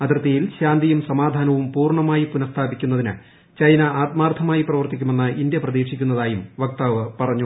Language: Malayalam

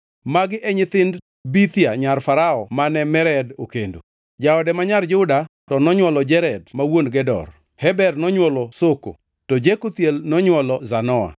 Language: Luo (Kenya and Tanzania)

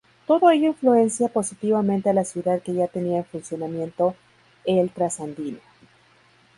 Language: Spanish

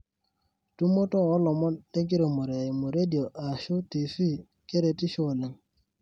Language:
Masai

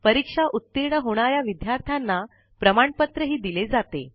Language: Marathi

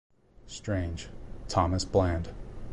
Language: English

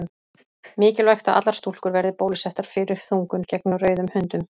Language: Icelandic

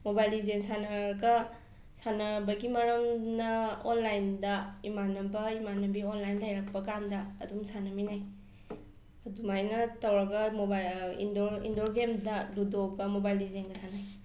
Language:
Manipuri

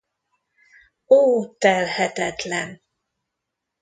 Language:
Hungarian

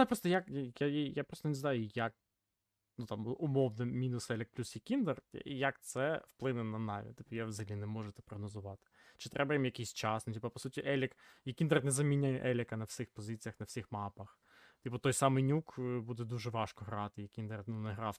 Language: Ukrainian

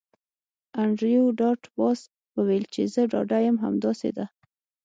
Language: Pashto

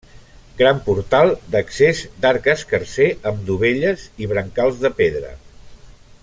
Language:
Catalan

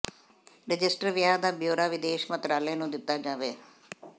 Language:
Punjabi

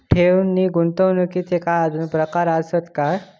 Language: Marathi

